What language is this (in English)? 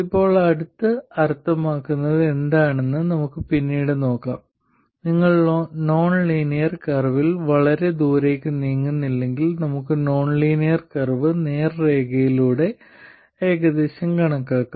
Malayalam